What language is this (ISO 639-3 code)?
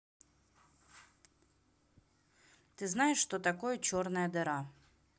rus